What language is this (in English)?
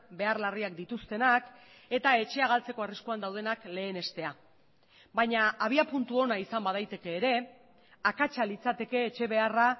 Basque